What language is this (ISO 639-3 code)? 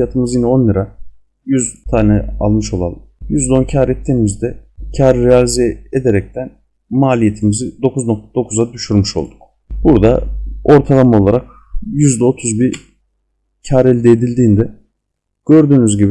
tur